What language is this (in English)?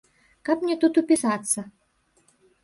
Belarusian